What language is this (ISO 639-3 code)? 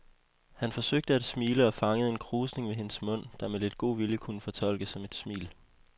dan